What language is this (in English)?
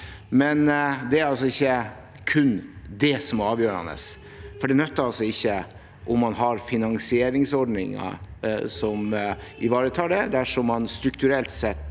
Norwegian